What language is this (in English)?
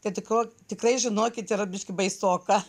Lithuanian